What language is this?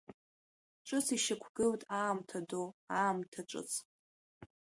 Abkhazian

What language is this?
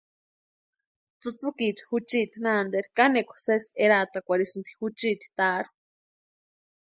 Western Highland Purepecha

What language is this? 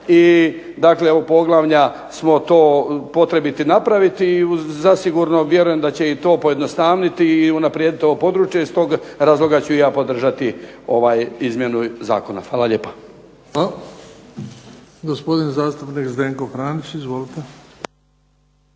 Croatian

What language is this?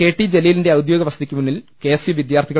Malayalam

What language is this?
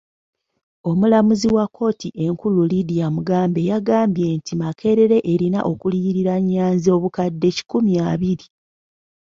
Ganda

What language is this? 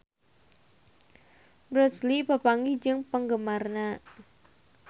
Sundanese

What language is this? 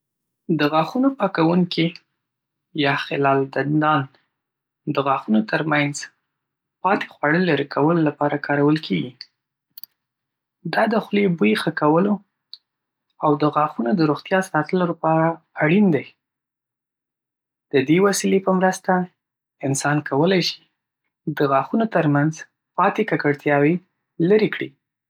Pashto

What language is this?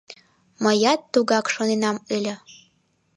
Mari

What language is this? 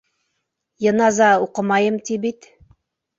Bashkir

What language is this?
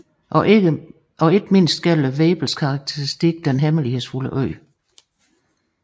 Danish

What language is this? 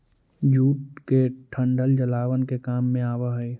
Magahi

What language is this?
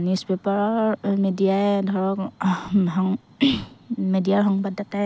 Assamese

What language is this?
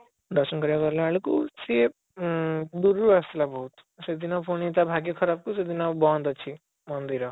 Odia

